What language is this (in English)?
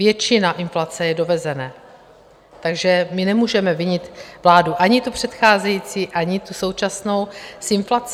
Czech